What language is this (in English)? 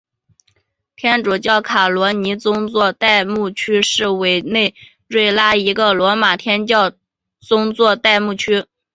Chinese